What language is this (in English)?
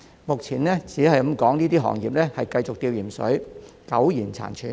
Cantonese